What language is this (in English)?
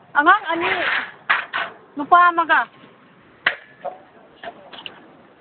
Manipuri